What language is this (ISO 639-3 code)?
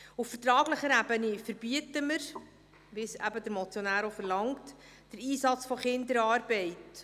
gsw